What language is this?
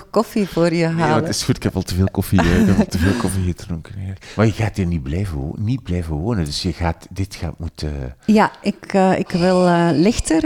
Dutch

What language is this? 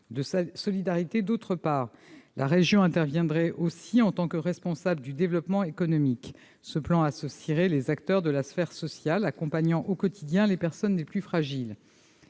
French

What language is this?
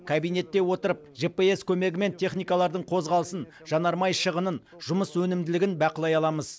Kazakh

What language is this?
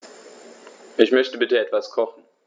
German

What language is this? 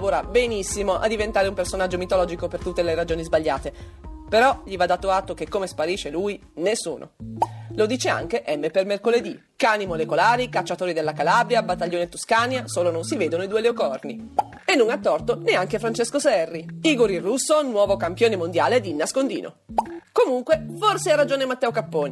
Italian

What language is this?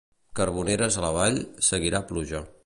Catalan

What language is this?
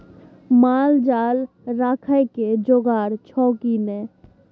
Maithili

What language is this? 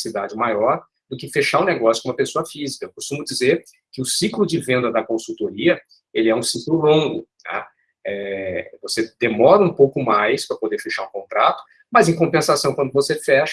Portuguese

